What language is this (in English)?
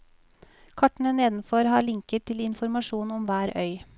Norwegian